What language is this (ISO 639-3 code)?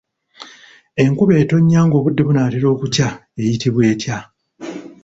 lug